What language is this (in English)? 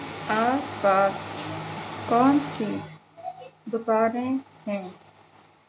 Urdu